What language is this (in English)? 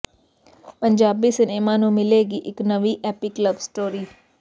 Punjabi